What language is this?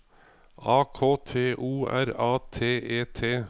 Norwegian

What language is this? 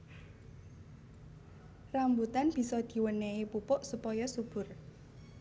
Javanese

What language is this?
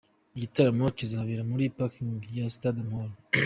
Kinyarwanda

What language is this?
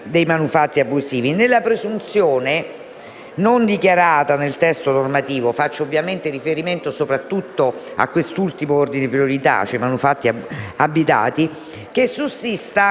Italian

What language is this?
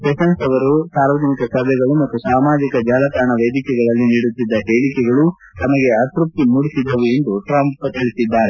Kannada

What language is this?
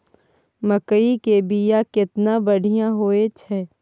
Maithili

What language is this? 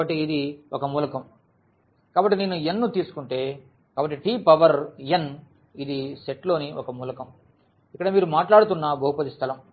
Telugu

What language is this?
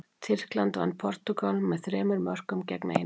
Icelandic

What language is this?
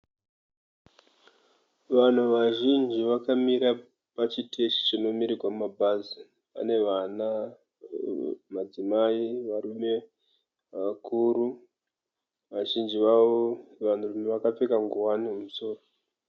Shona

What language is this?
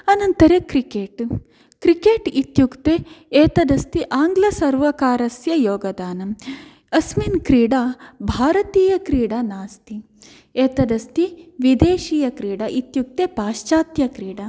Sanskrit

